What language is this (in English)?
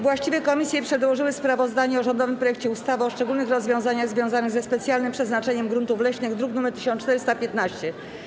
Polish